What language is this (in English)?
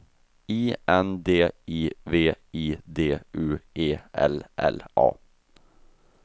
Swedish